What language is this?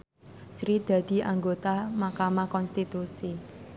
Javanese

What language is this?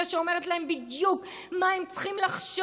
Hebrew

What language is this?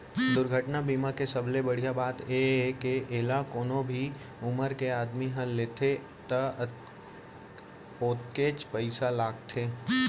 Chhattisgarhi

